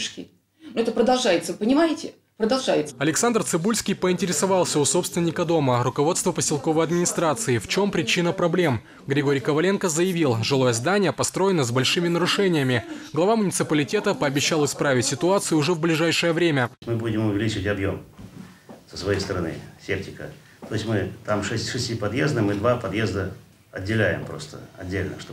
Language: Russian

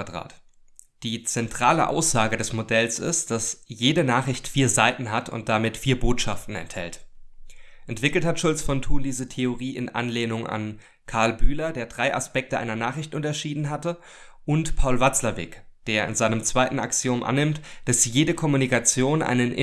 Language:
German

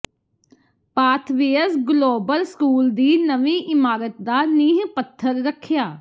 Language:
Punjabi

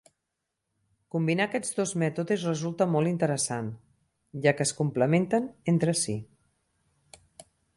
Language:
Catalan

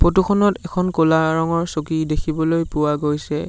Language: Assamese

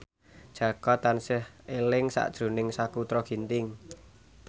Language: Javanese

